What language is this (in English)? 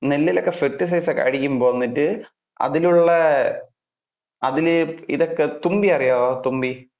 Malayalam